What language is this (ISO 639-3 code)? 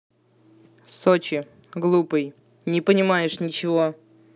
rus